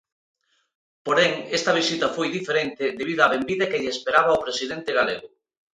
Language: Galician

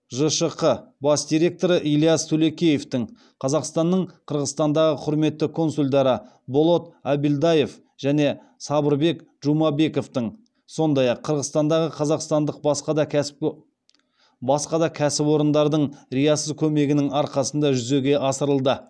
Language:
Kazakh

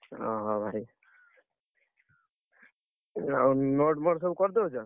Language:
Odia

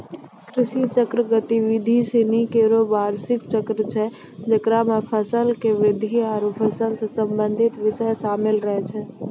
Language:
Maithili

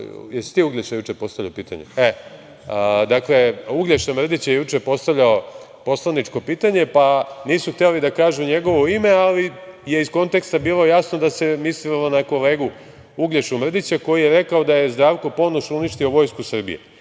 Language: Serbian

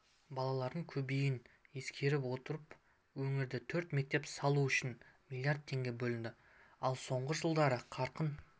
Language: Kazakh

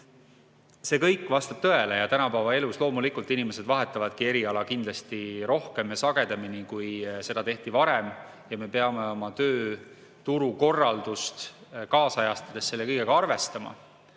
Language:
Estonian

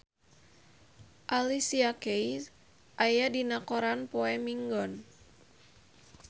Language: Sundanese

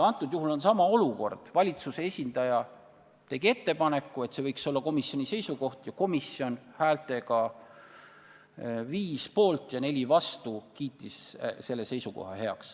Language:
Estonian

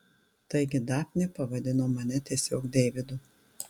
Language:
Lithuanian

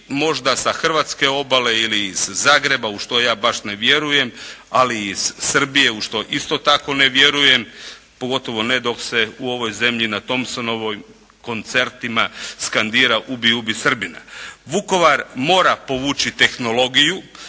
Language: Croatian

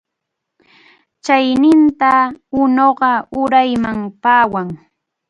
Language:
Arequipa-La Unión Quechua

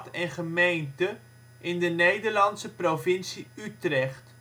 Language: Dutch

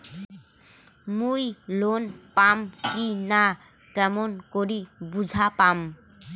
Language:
Bangla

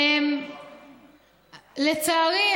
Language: Hebrew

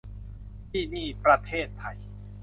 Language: Thai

